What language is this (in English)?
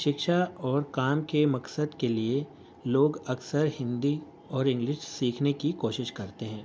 Urdu